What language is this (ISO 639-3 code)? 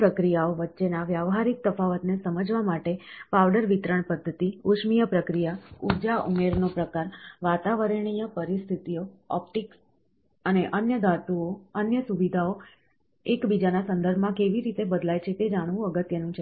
guj